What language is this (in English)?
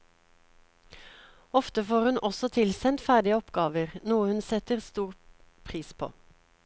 Norwegian